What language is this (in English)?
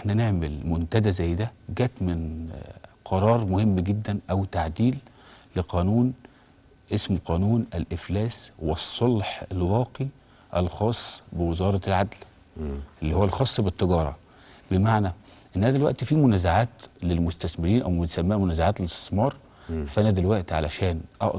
Arabic